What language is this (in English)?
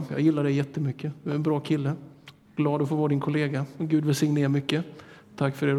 Swedish